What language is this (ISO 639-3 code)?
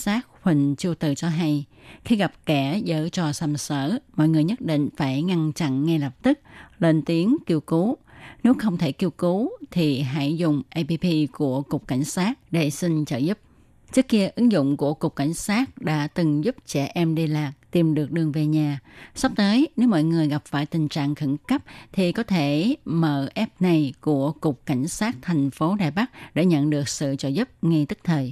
vie